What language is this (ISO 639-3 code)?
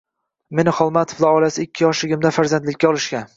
uzb